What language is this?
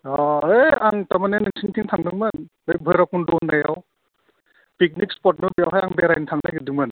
Bodo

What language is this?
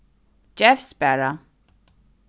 Faroese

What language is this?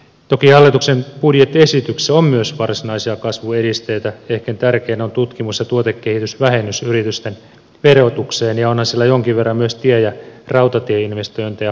Finnish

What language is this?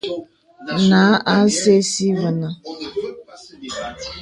Bebele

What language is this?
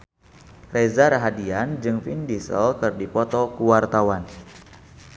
Sundanese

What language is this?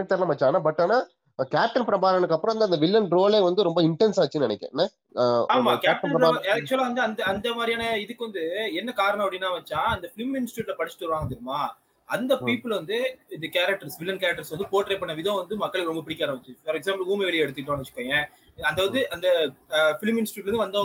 Tamil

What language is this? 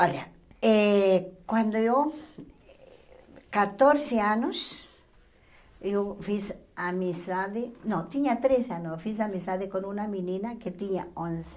Portuguese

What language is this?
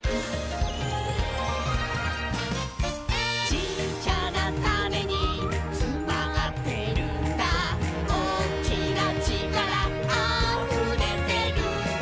Japanese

